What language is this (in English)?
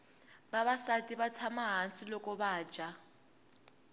Tsonga